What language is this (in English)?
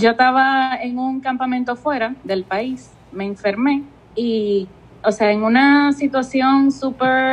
Spanish